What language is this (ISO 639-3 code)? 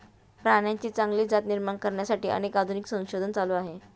mar